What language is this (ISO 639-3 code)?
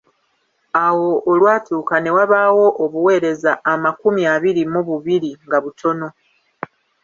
lug